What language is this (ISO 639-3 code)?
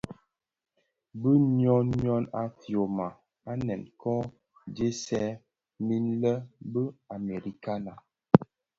ksf